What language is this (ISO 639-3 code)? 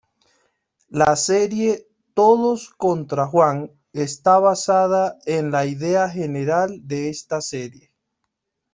spa